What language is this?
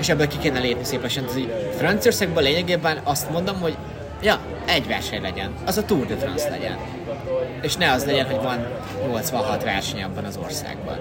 Hungarian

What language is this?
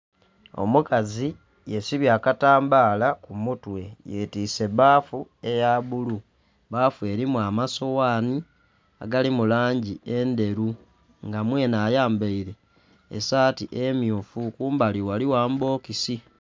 Soga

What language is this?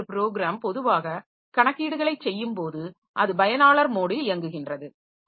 Tamil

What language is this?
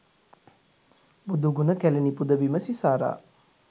Sinhala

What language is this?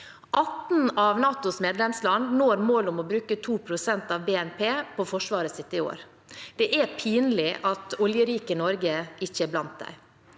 Norwegian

